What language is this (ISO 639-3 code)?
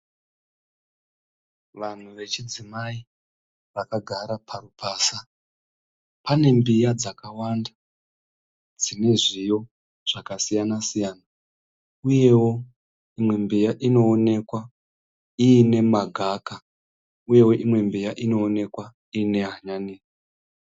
sna